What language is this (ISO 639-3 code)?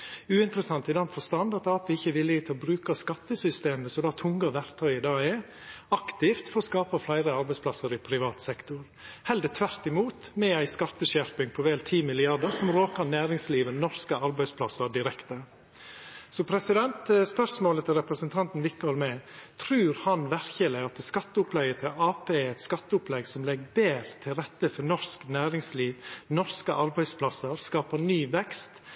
nno